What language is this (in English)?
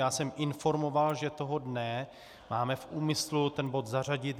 Czech